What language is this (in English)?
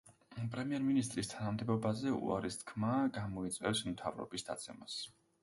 Georgian